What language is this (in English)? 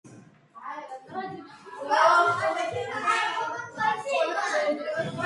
Georgian